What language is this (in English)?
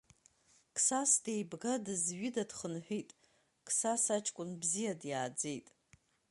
Abkhazian